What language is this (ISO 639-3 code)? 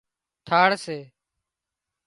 kxp